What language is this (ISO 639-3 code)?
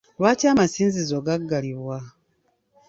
lug